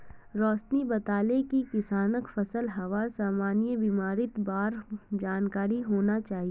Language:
Magahi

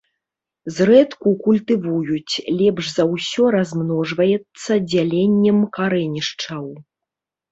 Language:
Belarusian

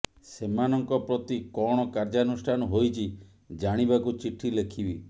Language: Odia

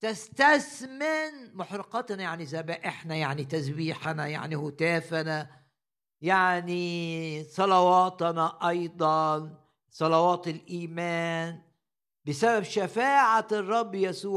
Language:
Arabic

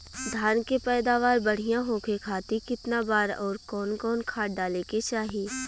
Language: Bhojpuri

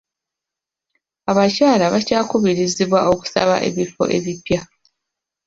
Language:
Ganda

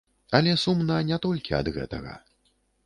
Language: Belarusian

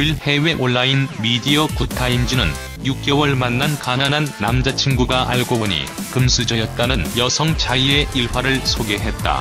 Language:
Korean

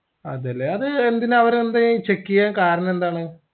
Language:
Malayalam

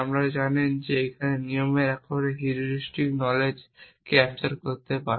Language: Bangla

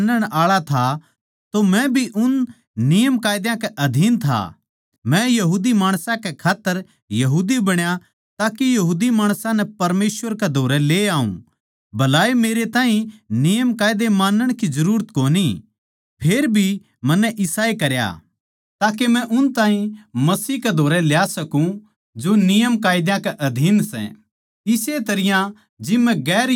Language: Haryanvi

